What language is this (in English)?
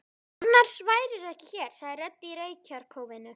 Icelandic